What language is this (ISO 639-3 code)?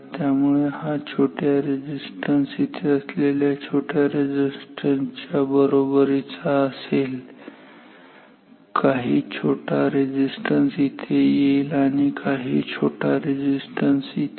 mar